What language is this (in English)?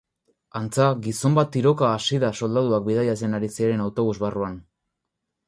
Basque